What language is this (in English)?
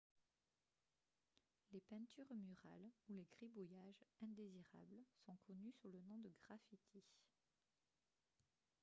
French